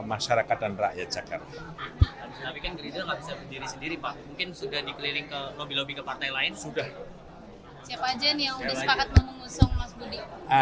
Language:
Indonesian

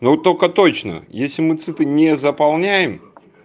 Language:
Russian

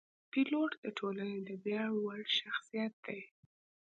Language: Pashto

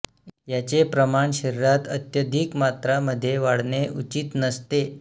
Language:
Marathi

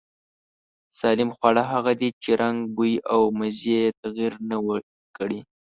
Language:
Pashto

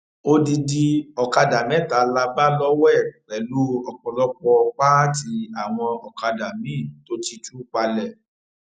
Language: Yoruba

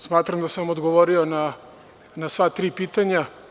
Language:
Serbian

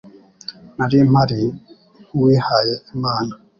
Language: Kinyarwanda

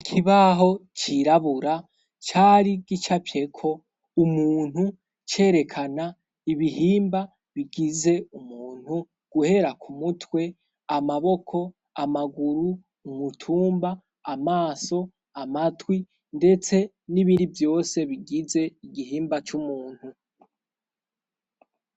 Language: Rundi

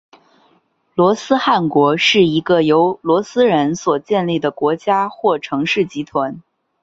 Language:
Chinese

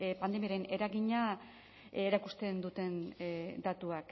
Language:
Basque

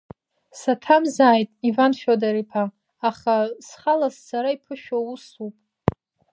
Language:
Abkhazian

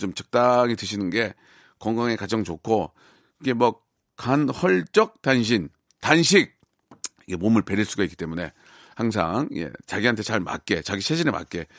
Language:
Korean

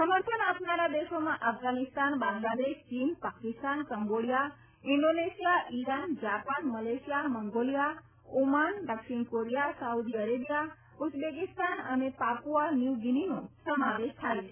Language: Gujarati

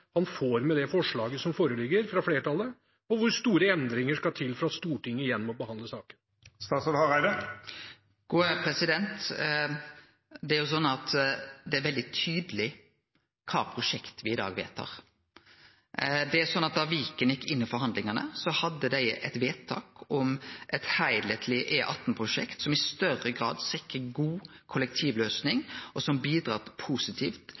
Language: Norwegian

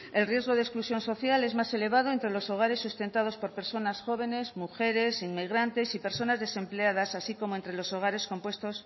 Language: Spanish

